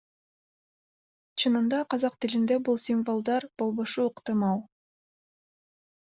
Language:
Kyrgyz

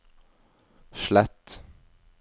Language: Norwegian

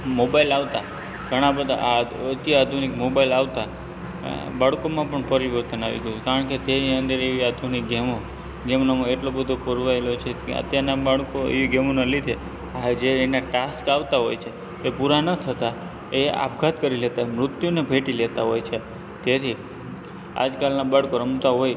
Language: Gujarati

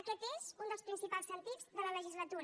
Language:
Catalan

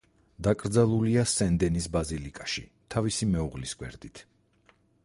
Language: Georgian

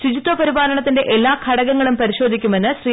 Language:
Malayalam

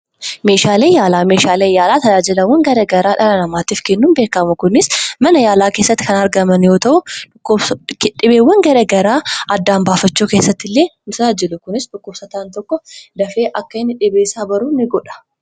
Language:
Oromo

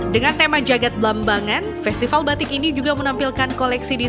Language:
Indonesian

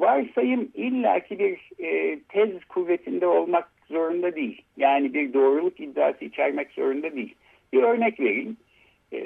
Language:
Turkish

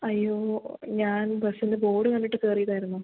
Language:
Malayalam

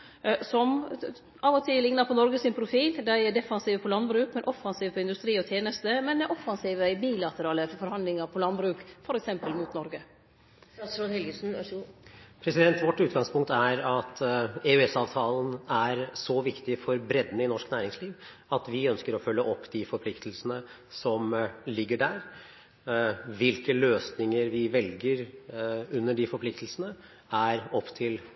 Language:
Norwegian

